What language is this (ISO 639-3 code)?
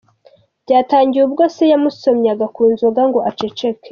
kin